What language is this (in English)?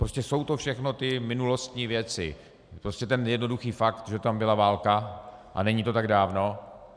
Czech